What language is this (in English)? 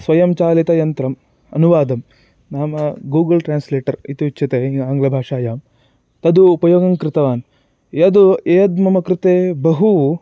Sanskrit